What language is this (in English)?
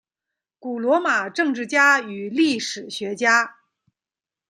Chinese